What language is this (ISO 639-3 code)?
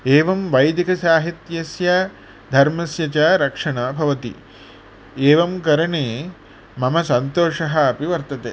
san